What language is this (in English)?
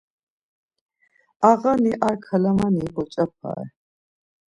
Laz